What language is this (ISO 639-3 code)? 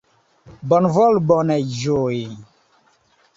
epo